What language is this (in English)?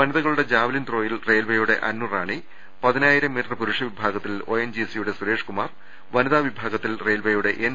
Malayalam